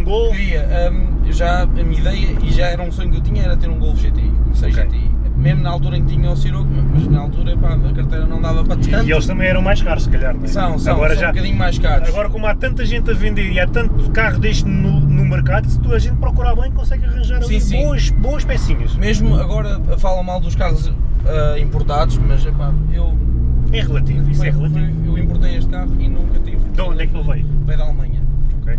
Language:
Portuguese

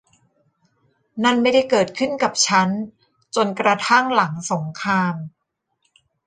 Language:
Thai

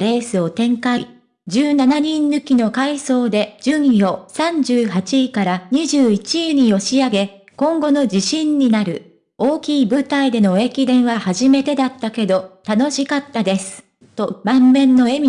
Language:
Japanese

